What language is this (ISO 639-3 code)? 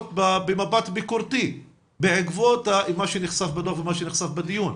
heb